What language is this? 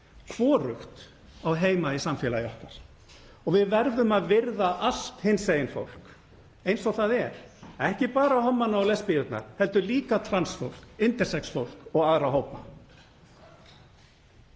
Icelandic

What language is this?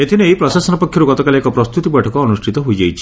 Odia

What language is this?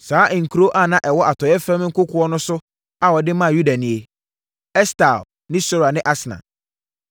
Akan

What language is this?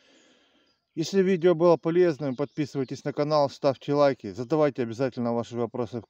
Russian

